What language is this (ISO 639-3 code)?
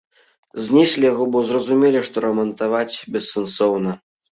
bel